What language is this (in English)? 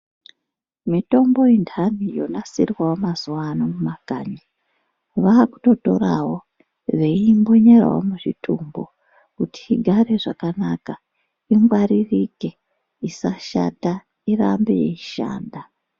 Ndau